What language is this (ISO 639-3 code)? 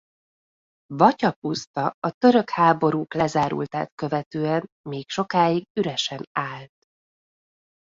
hun